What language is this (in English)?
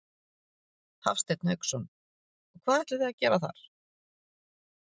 Icelandic